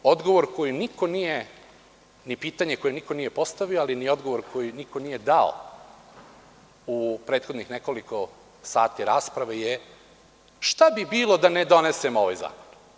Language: Serbian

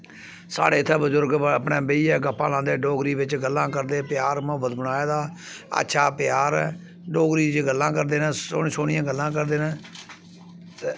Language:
Dogri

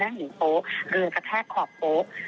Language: Thai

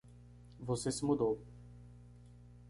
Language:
Portuguese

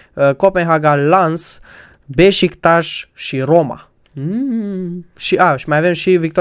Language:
Romanian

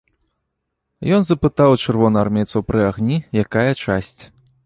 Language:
Belarusian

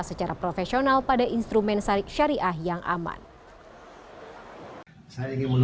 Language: Indonesian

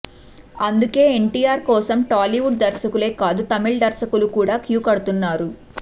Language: Telugu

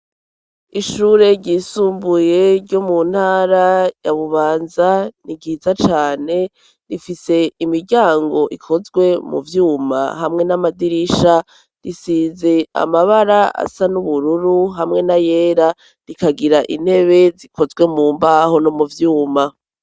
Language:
Rundi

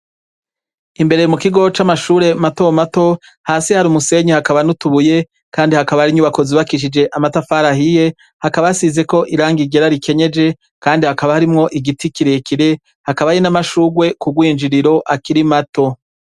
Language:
Rundi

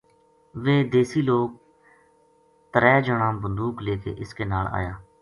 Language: Gujari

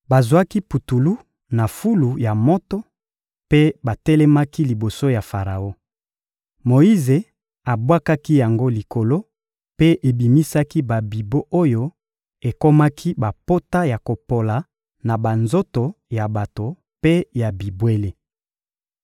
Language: Lingala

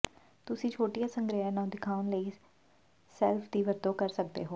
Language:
Punjabi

